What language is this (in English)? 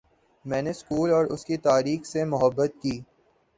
Urdu